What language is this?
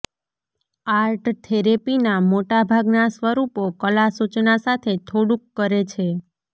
Gujarati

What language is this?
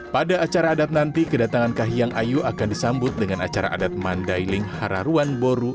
Indonesian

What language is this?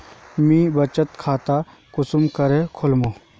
Magahi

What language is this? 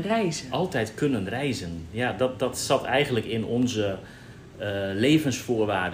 Dutch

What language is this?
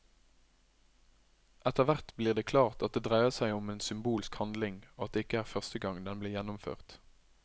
Norwegian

